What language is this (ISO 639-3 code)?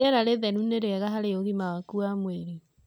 kik